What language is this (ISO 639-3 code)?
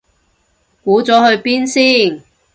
yue